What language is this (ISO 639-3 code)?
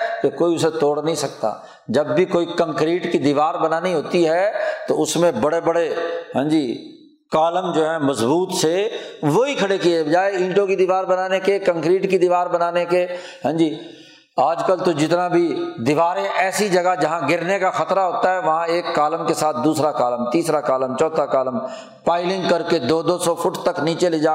urd